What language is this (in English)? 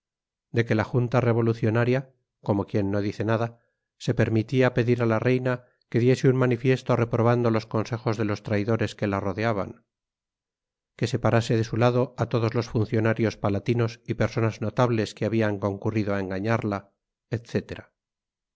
Spanish